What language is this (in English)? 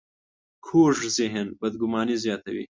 Pashto